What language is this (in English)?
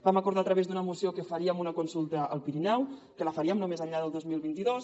Catalan